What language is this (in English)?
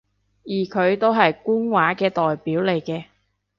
Cantonese